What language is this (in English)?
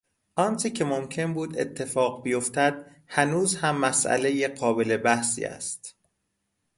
Persian